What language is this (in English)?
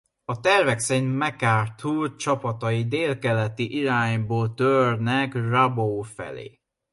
Hungarian